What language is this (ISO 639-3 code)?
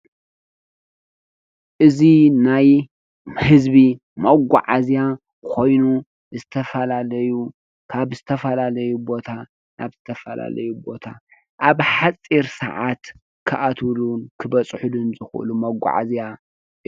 tir